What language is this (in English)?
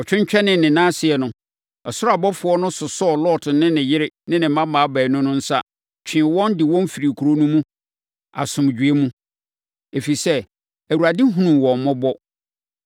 Akan